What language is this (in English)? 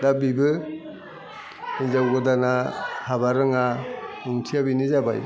Bodo